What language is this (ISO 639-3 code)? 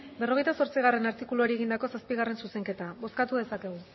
eus